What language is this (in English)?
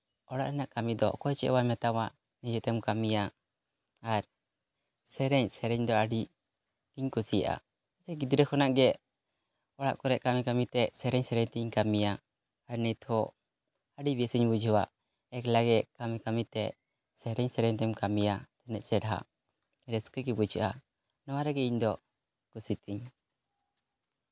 Santali